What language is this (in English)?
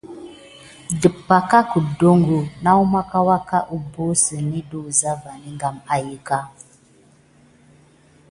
Gidar